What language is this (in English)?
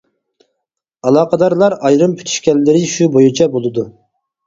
Uyghur